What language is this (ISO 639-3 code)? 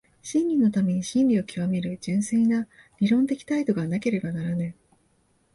jpn